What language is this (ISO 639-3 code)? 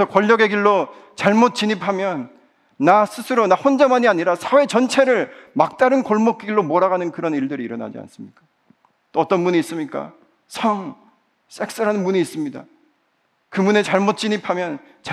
kor